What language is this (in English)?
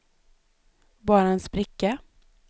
Swedish